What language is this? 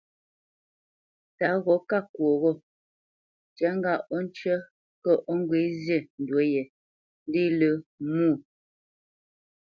Bamenyam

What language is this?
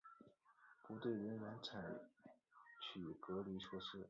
Chinese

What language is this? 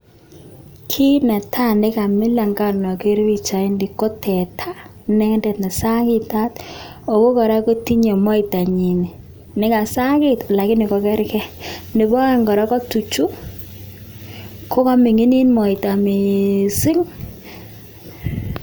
Kalenjin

